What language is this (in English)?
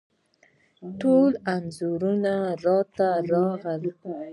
Pashto